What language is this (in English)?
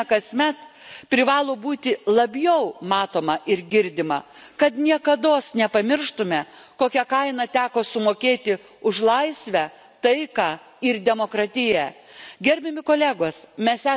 Lithuanian